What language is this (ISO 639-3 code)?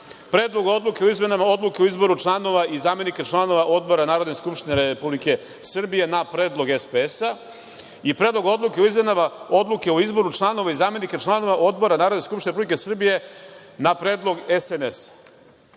srp